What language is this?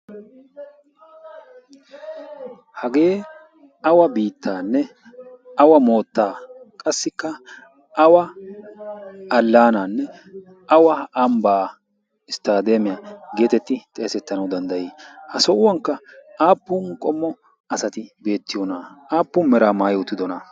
Wolaytta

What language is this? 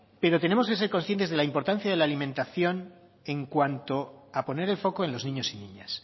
Spanish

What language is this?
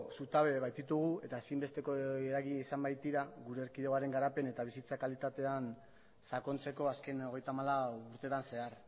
Basque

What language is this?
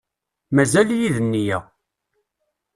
Kabyle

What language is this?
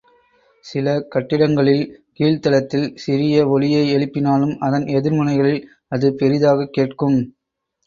Tamil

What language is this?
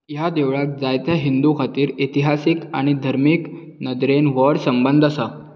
Konkani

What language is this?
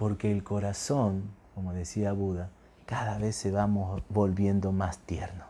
Spanish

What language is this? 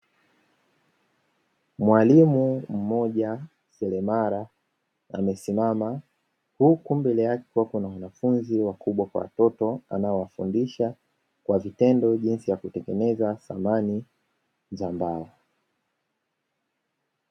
Swahili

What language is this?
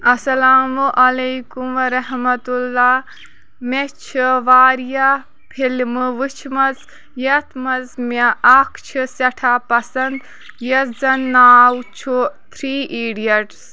Kashmiri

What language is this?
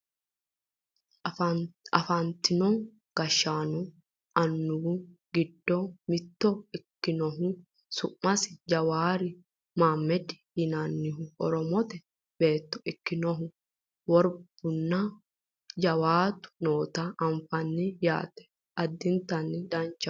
Sidamo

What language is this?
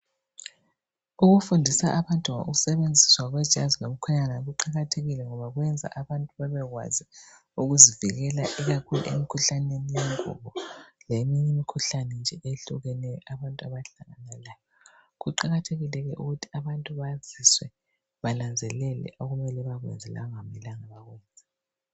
North Ndebele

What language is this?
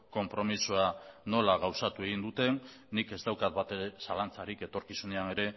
Basque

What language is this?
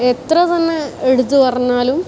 Malayalam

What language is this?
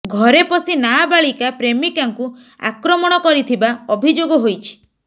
Odia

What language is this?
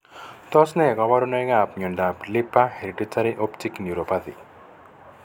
Kalenjin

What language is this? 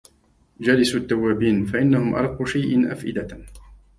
Arabic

